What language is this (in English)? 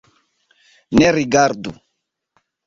Esperanto